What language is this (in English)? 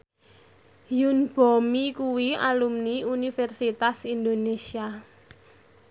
Javanese